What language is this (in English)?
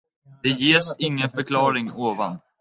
Swedish